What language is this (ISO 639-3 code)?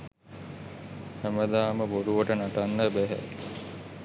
sin